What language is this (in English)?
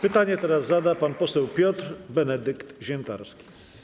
Polish